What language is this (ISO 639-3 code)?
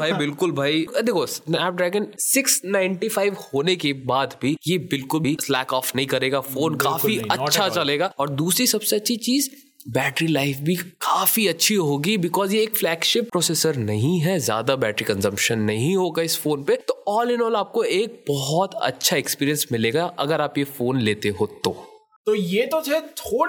hin